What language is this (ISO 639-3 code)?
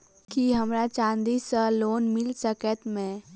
mai